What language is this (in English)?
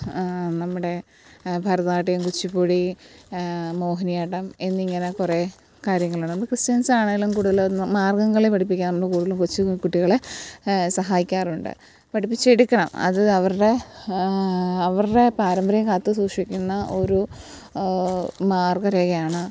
Malayalam